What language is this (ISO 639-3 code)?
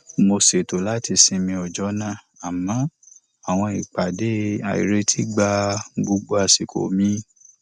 yor